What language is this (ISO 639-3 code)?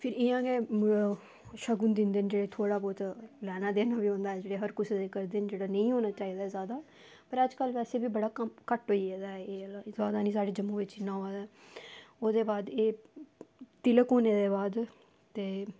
doi